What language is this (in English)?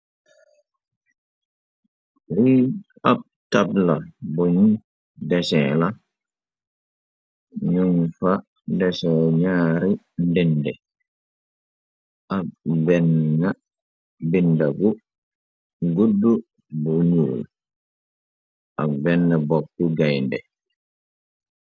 Wolof